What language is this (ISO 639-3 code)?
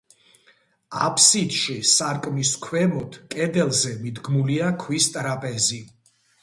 kat